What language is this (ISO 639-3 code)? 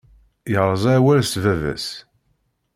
kab